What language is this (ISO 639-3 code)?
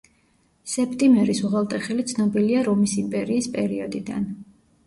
kat